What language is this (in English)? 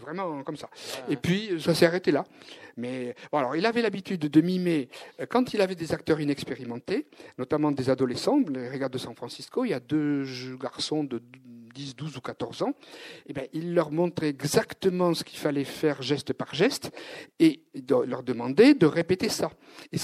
French